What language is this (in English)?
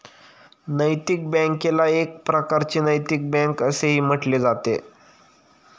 Marathi